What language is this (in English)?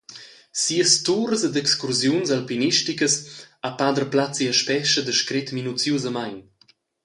Romansh